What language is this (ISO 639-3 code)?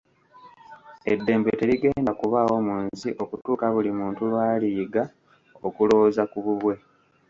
lug